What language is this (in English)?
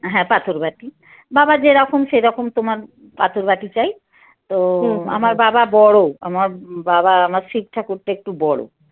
Bangla